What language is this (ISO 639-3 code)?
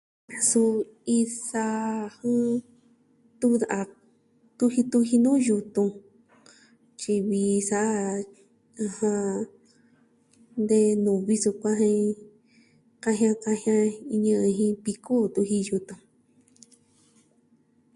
meh